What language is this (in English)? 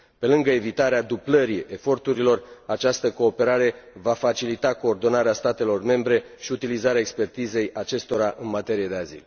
Romanian